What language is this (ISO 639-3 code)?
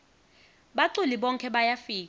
ssw